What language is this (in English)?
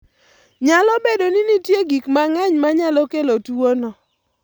Luo (Kenya and Tanzania)